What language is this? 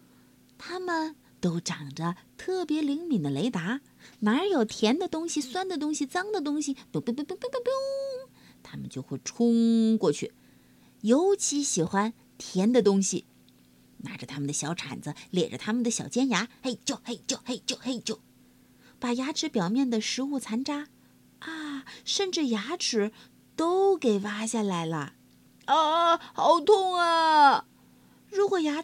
Chinese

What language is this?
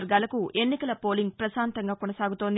Telugu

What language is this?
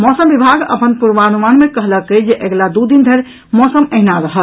Maithili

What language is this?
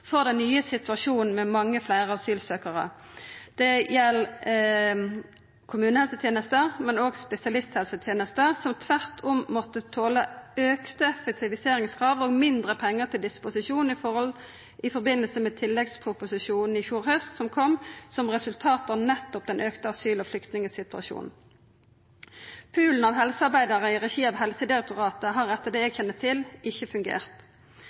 Norwegian Nynorsk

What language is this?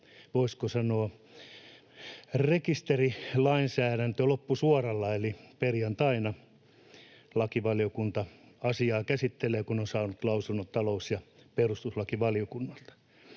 Finnish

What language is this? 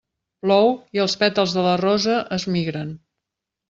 Catalan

